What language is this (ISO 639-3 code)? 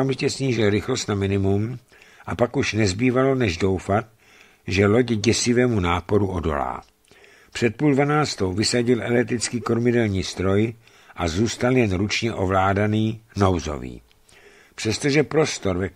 ces